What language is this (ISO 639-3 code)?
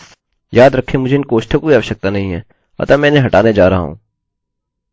hin